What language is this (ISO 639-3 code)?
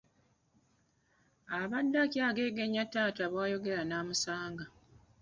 lug